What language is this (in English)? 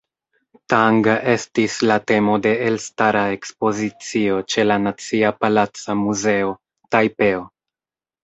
Esperanto